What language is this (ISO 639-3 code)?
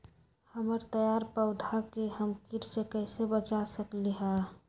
mag